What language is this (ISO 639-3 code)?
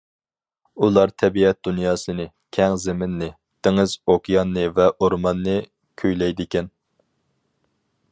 uig